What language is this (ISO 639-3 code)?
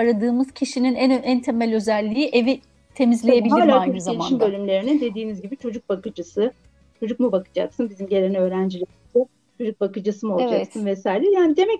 tur